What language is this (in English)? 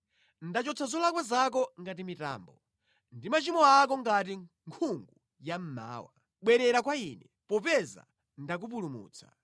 Nyanja